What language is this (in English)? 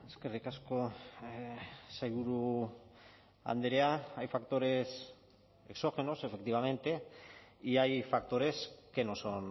Spanish